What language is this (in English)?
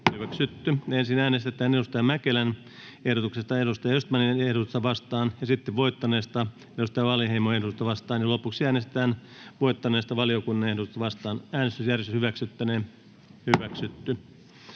Finnish